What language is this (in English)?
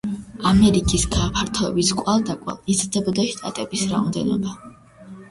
Georgian